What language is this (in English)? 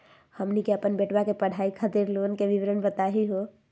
Magahi